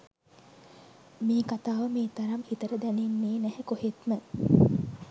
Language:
Sinhala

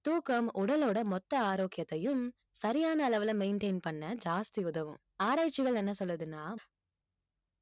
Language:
Tamil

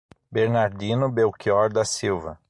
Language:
Portuguese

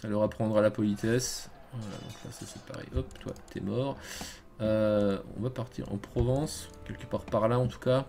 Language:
French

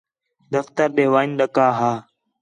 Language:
Khetrani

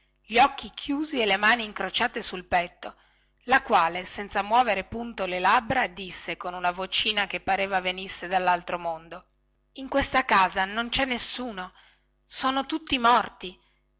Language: Italian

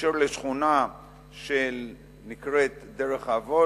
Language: Hebrew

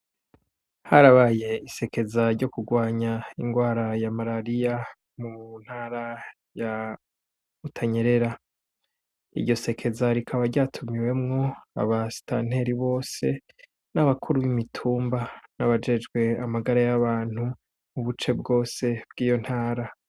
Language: Rundi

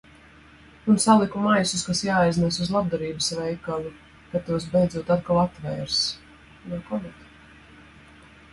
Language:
Latvian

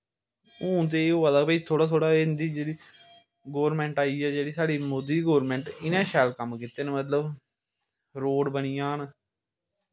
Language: Dogri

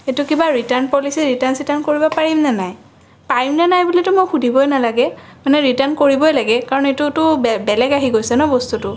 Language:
Assamese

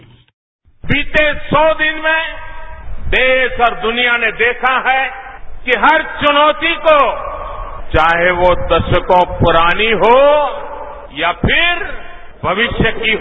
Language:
Hindi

